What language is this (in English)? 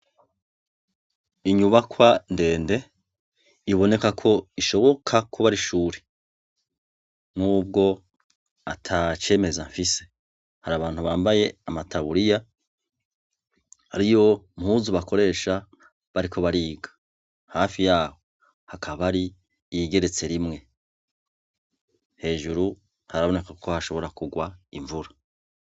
Rundi